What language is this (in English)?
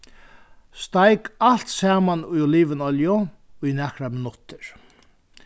Faroese